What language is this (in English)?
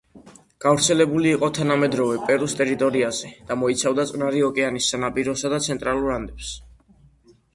Georgian